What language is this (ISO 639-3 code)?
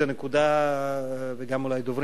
heb